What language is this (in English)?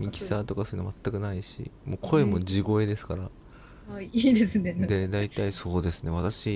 Japanese